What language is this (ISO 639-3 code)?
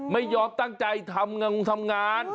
tha